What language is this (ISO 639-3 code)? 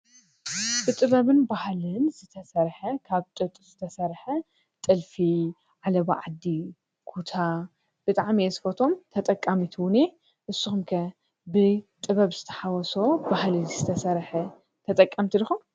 tir